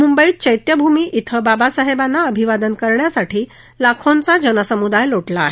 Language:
Marathi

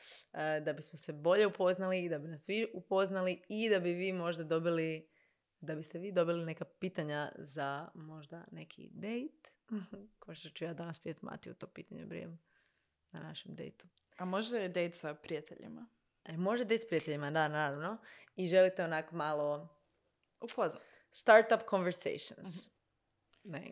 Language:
Croatian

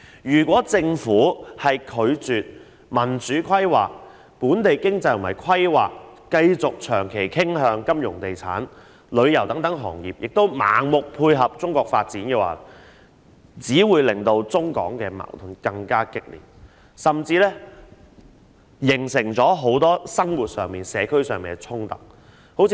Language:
Cantonese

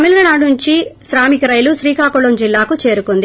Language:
Telugu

